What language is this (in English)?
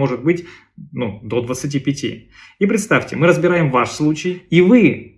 Russian